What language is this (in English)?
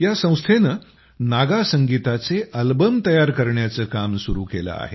Marathi